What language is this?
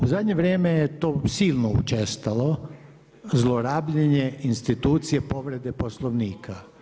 Croatian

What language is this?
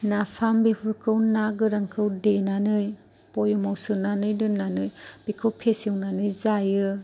Bodo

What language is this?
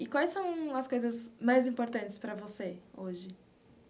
Portuguese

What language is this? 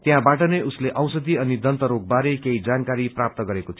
Nepali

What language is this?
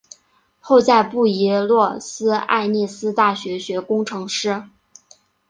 Chinese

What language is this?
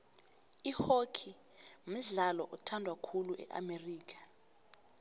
South Ndebele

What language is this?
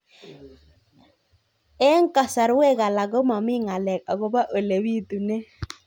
Kalenjin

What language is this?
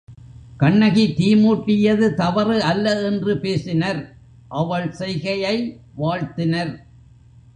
Tamil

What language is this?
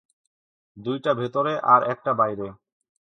Bangla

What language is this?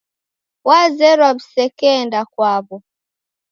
Taita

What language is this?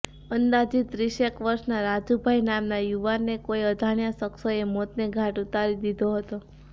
Gujarati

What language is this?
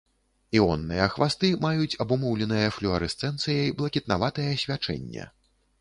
Belarusian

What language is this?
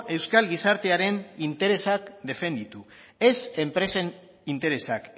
Basque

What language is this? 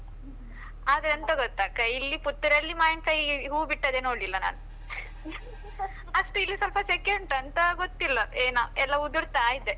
Kannada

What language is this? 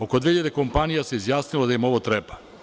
Serbian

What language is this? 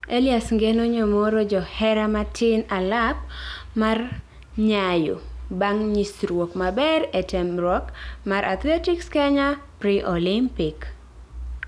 Luo (Kenya and Tanzania)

